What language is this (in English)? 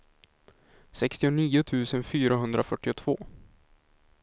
Swedish